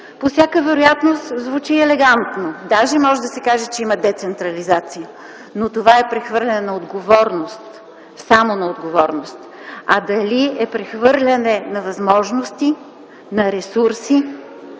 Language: Bulgarian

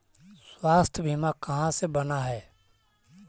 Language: Magahi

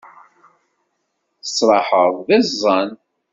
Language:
Kabyle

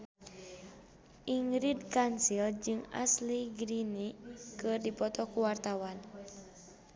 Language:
Sundanese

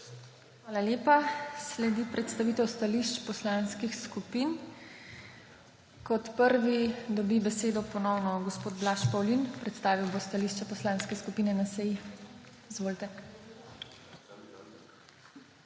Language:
Slovenian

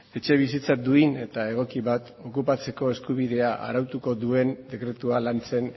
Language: Basque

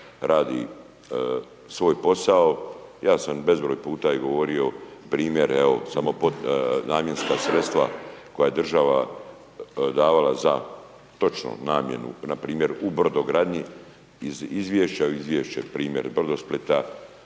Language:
Croatian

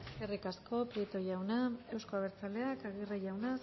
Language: Basque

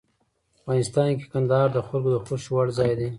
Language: Pashto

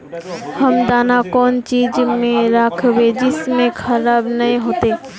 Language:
Magahi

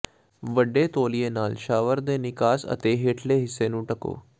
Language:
Punjabi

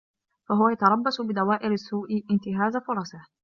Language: Arabic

